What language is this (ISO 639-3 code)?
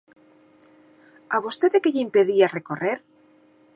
glg